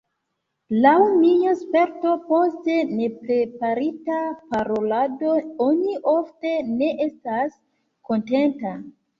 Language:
Esperanto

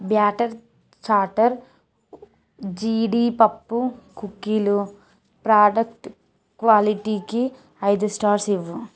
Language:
Telugu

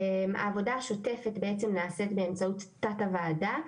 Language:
Hebrew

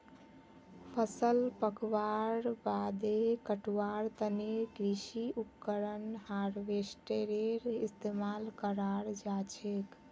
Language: Magahi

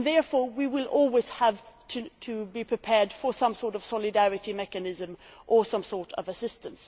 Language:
English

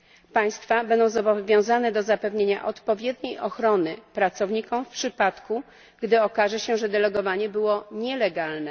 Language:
Polish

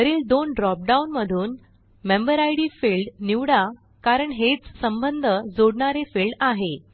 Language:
Marathi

